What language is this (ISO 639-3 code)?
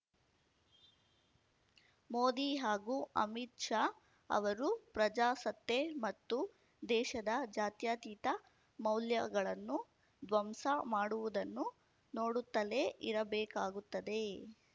kan